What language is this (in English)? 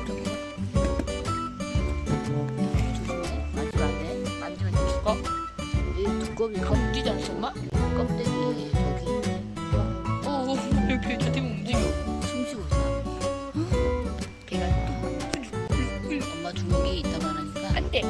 Korean